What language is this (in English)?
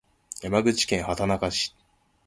Japanese